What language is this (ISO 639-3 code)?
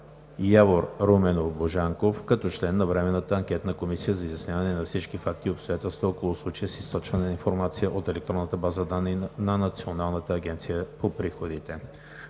bul